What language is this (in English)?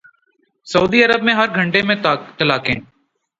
Urdu